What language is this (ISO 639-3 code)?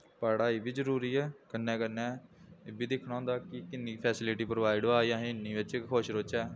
doi